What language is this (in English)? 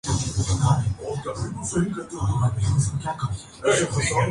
Urdu